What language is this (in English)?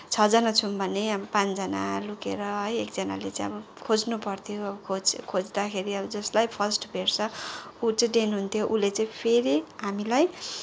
Nepali